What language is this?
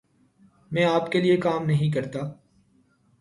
Urdu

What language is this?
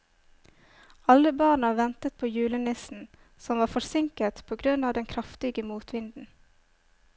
Norwegian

